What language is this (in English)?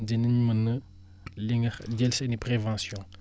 Wolof